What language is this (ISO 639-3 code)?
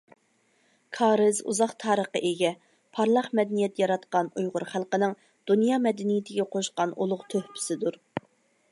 uig